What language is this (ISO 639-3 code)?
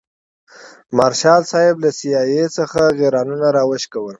pus